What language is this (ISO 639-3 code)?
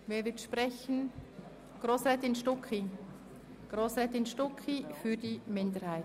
gsw